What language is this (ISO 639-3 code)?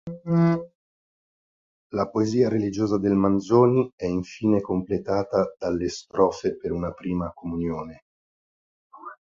ita